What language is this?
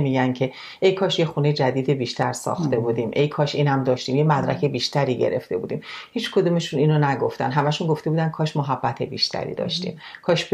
Persian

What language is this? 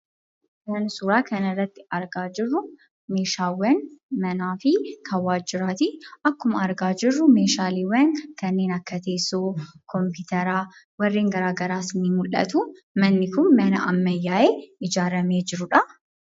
Oromo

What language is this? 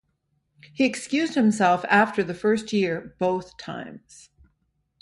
English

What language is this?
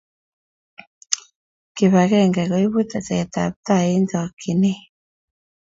Kalenjin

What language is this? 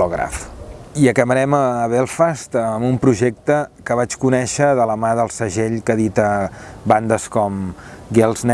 Spanish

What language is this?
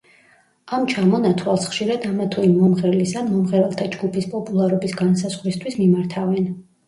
Georgian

